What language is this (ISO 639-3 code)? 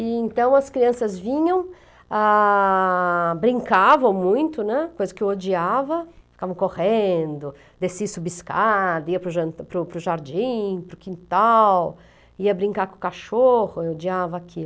por